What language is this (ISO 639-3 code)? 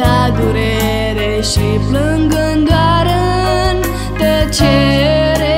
ron